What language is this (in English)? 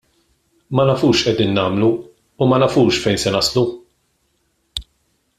Maltese